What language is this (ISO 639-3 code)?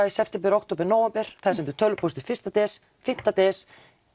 isl